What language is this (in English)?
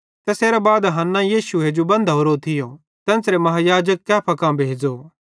Bhadrawahi